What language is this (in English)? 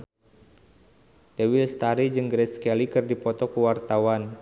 Sundanese